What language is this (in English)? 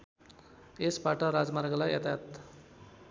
Nepali